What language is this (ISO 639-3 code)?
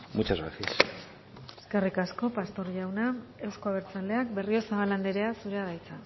eus